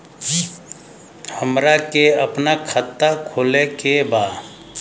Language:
Bhojpuri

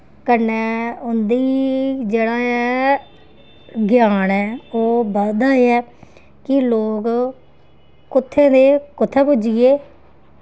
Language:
Dogri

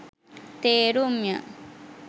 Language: Sinhala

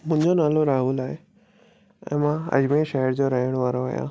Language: Sindhi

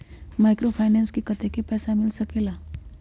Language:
Magahi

